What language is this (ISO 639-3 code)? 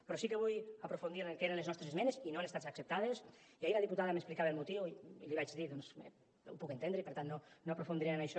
cat